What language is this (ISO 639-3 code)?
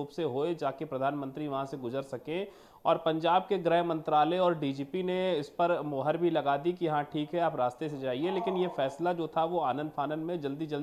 hin